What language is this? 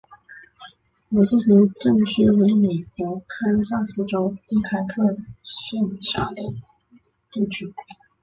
Chinese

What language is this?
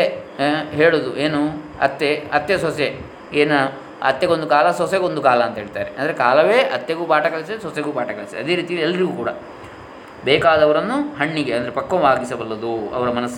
Kannada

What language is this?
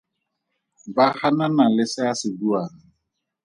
Tswana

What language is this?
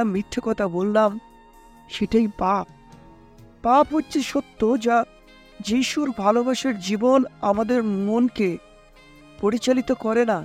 Bangla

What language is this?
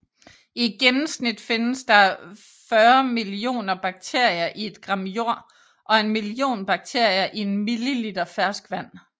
Danish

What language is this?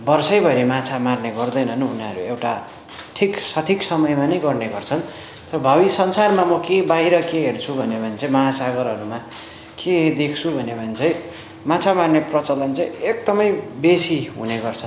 Nepali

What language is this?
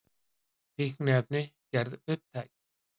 Icelandic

